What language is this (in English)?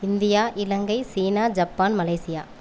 Tamil